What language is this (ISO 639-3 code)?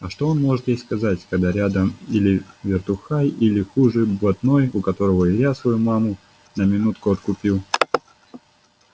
rus